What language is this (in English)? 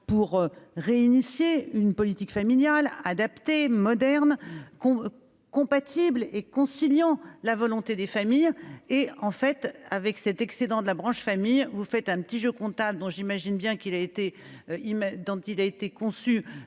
French